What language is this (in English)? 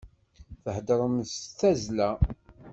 Kabyle